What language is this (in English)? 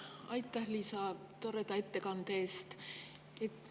Estonian